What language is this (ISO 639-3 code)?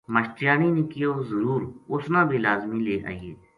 gju